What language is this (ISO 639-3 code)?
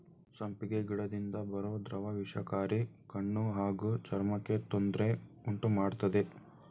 kan